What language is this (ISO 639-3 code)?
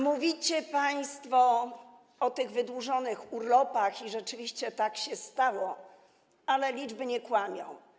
pol